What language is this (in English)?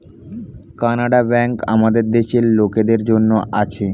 Bangla